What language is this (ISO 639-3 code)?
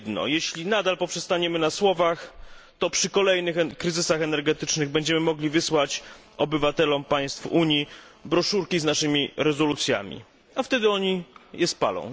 pol